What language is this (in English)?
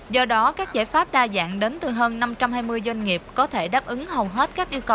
Vietnamese